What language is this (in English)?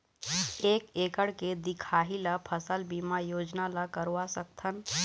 Chhattisgarhi